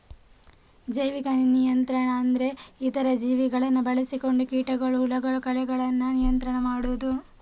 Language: Kannada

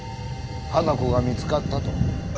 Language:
Japanese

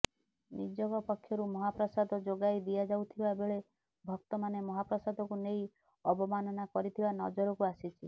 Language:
Odia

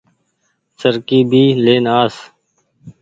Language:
Goaria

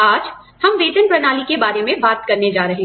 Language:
Hindi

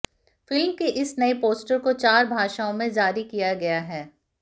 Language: Hindi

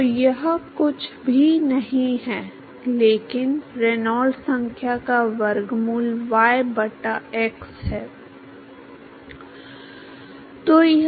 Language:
Hindi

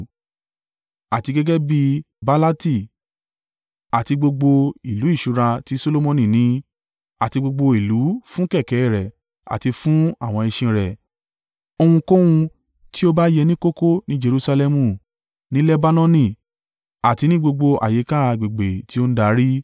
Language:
Yoruba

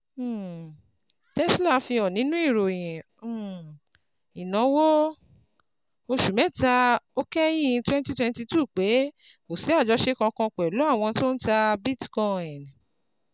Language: Yoruba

